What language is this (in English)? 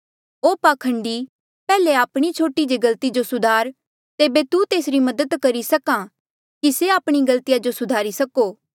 Mandeali